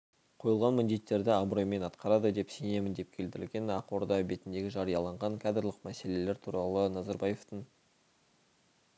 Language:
Kazakh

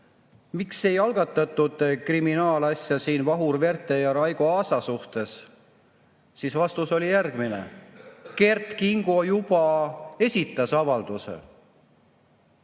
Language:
Estonian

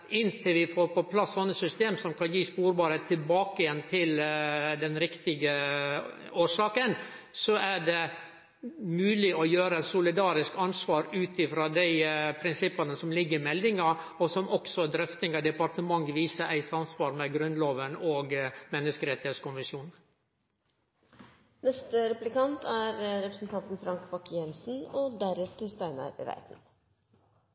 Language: Norwegian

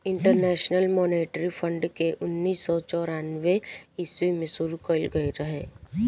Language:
Bhojpuri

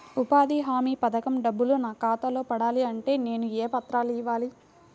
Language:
Telugu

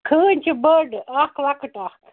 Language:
Kashmiri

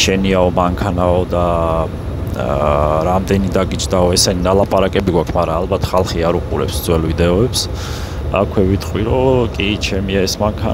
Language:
Romanian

